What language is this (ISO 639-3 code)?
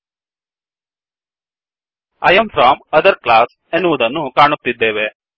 kan